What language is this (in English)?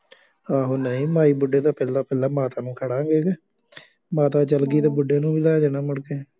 Punjabi